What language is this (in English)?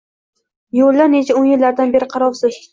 Uzbek